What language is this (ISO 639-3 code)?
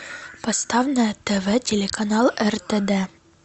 rus